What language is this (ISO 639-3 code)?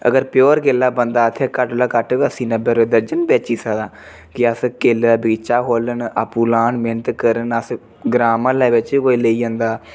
doi